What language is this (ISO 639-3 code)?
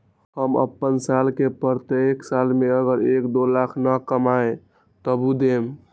mag